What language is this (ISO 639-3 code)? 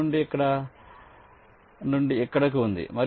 tel